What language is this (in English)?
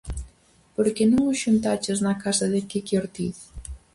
Galician